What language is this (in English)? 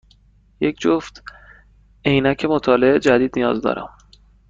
Persian